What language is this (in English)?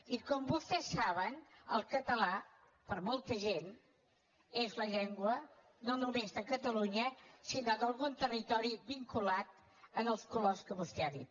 Catalan